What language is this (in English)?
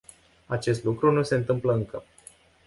Romanian